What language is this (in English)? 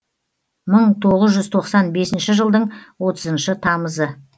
Kazakh